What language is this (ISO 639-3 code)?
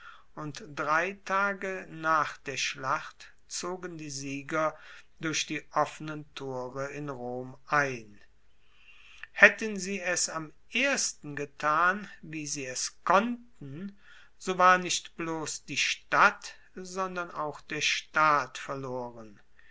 deu